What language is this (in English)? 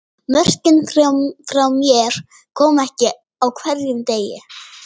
Icelandic